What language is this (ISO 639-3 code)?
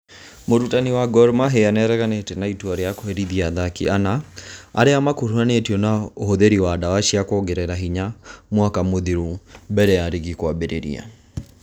kik